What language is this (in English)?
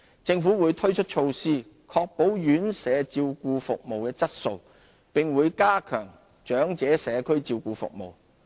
Cantonese